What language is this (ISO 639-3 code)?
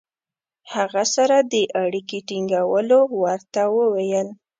pus